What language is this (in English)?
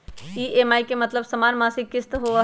Magahi